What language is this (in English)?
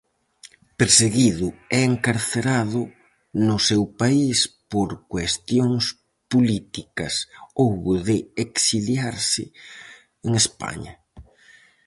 Galician